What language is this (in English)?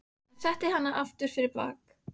Icelandic